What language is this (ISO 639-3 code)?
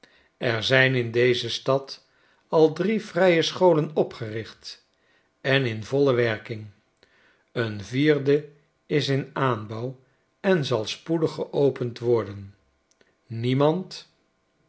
nld